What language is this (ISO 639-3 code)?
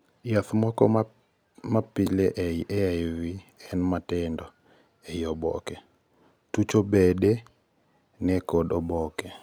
luo